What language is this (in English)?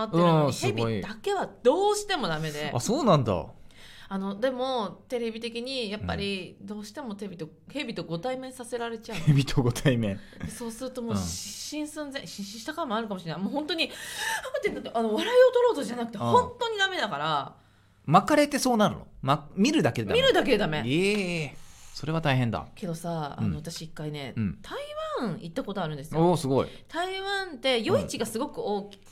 Japanese